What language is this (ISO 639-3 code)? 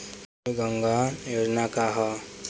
bho